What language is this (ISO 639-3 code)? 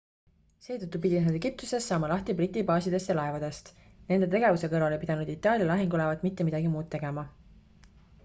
est